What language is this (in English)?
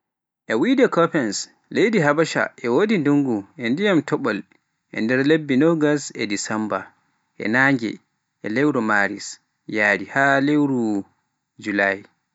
Pular